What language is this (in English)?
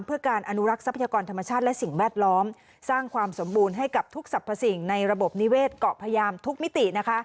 Thai